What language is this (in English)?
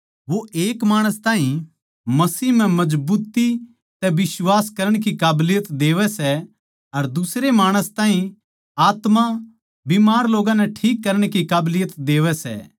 Haryanvi